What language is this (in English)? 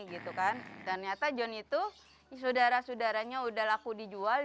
Indonesian